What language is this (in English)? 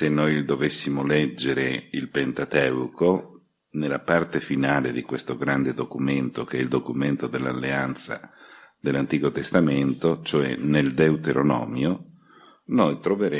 Italian